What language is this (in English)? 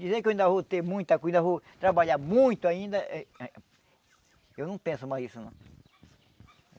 Portuguese